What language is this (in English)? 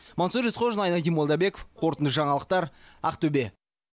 Kazakh